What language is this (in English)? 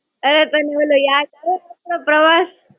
Gujarati